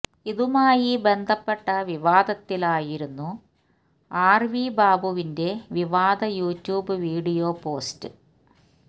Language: Malayalam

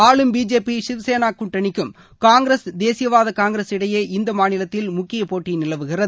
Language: Tamil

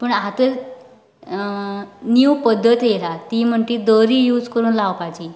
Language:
Konkani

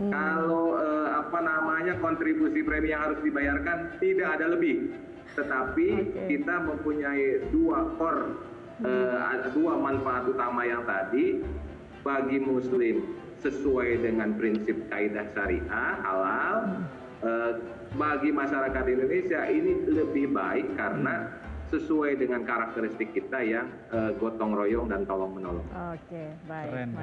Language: Indonesian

